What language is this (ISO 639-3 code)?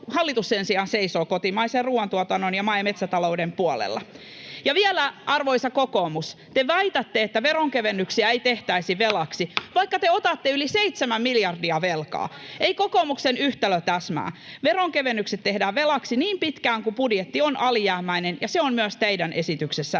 fin